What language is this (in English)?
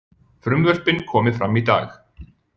Icelandic